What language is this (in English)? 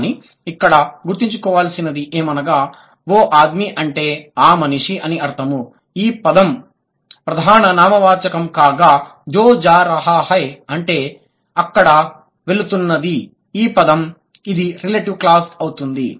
Telugu